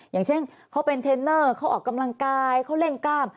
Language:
Thai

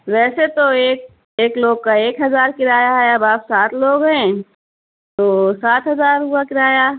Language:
Urdu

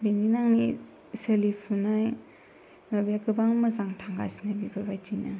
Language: Bodo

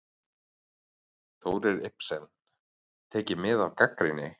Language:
Icelandic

